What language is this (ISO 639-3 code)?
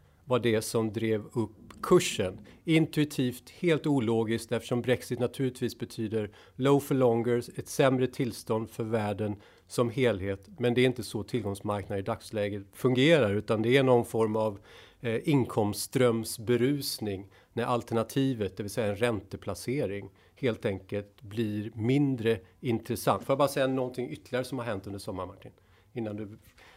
swe